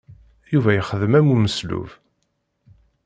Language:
Kabyle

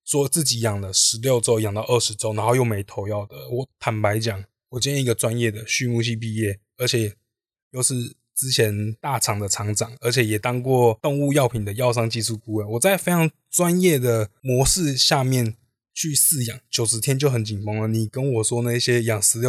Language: Chinese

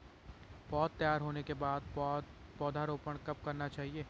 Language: Hindi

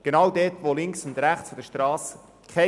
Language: Swiss German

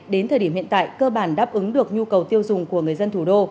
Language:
Vietnamese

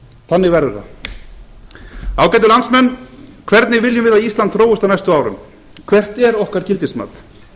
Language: Icelandic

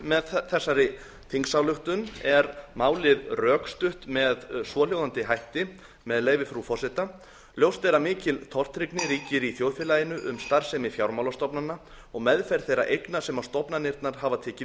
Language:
Icelandic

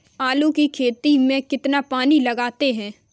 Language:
Hindi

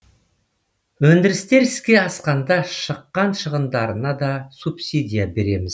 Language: Kazakh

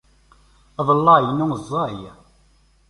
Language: Kabyle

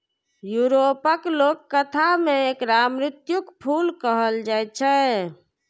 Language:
Maithili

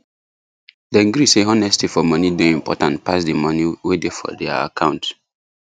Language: Nigerian Pidgin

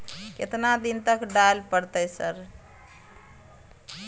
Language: Maithili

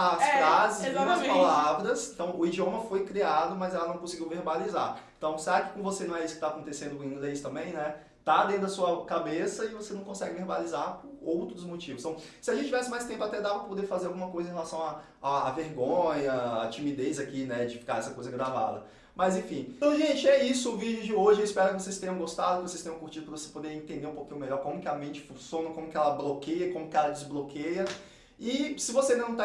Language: Portuguese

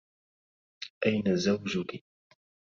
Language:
Arabic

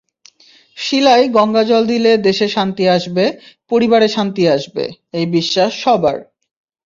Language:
Bangla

